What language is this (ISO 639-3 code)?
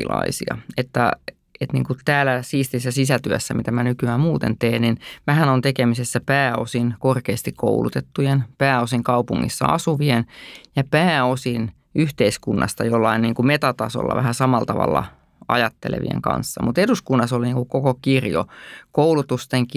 fin